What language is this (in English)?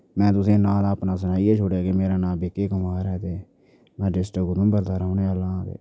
Dogri